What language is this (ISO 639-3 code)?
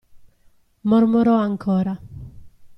ita